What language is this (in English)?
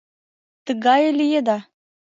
Mari